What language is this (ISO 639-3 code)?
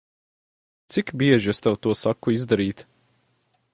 lav